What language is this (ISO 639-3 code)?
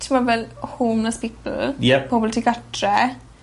cym